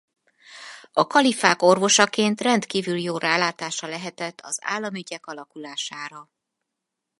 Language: Hungarian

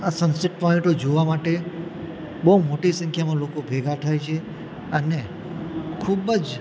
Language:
Gujarati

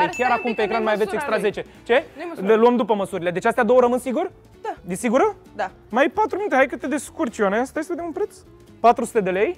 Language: Romanian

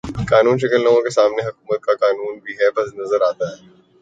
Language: Urdu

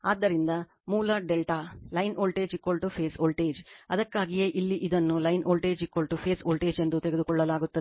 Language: Kannada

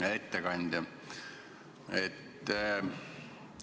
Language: Estonian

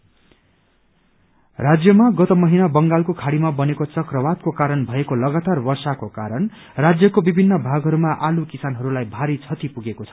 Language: Nepali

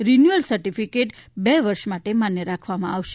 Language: Gujarati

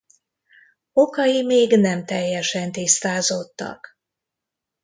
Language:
Hungarian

